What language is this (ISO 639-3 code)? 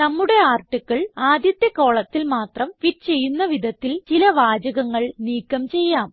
mal